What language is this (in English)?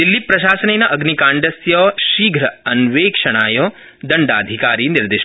Sanskrit